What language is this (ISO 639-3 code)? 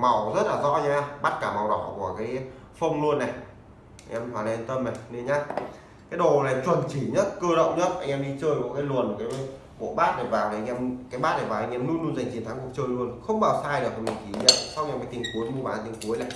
vie